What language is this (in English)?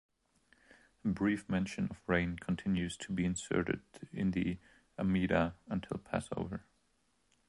English